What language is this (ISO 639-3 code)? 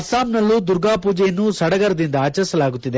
kan